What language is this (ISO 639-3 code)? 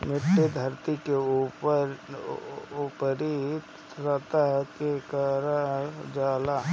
bho